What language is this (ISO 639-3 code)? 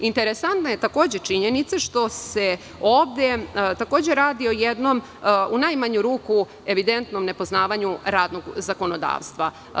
srp